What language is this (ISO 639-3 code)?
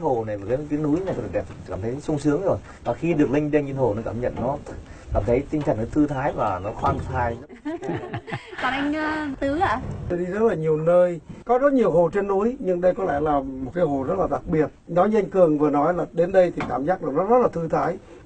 vie